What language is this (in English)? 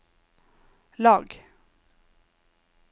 Norwegian